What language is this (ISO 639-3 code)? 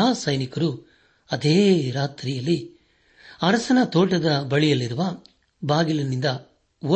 kan